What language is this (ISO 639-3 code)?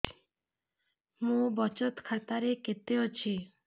ori